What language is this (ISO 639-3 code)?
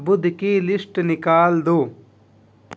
urd